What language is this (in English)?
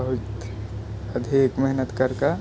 Maithili